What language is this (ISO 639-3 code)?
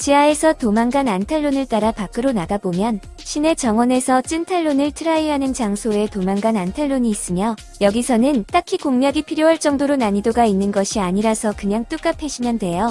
kor